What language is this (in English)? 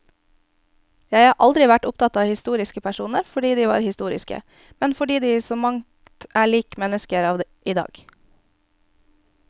Norwegian